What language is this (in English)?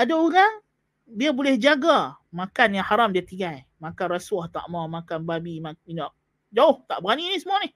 Malay